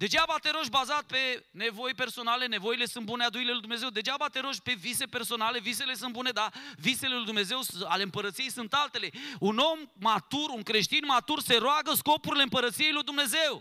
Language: Romanian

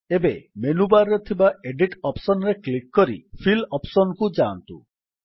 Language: Odia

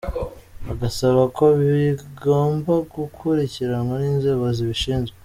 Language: Kinyarwanda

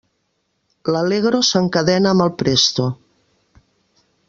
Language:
Catalan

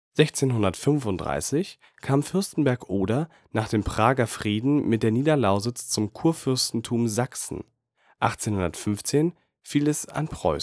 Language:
German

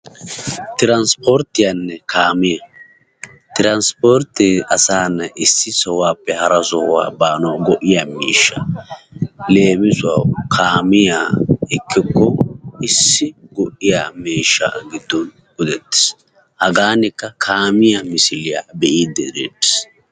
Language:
Wolaytta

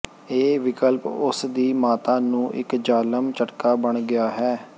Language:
Punjabi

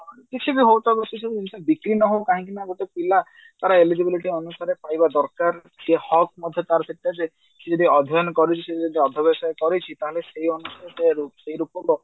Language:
Odia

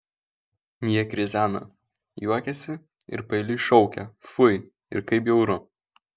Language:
Lithuanian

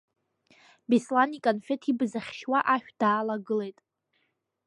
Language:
Abkhazian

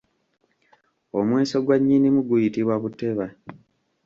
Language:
Ganda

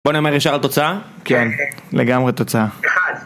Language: Hebrew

